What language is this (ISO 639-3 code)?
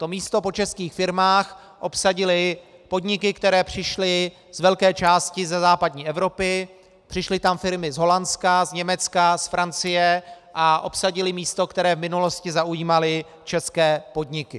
ces